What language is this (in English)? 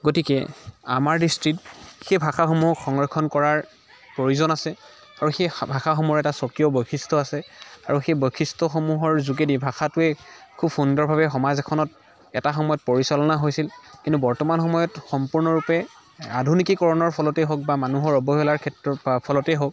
Assamese